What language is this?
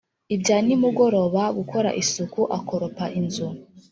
Kinyarwanda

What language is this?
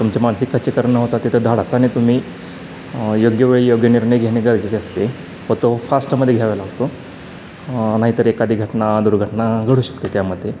Marathi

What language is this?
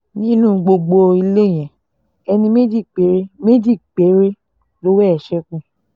Yoruba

